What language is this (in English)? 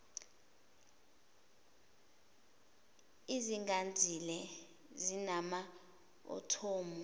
Zulu